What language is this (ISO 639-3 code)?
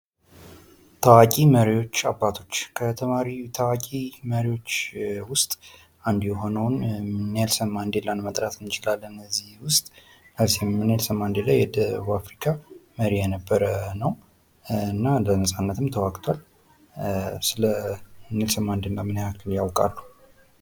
amh